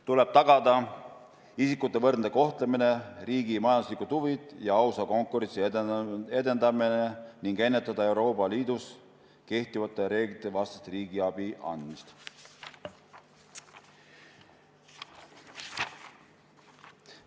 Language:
Estonian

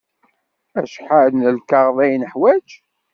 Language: Kabyle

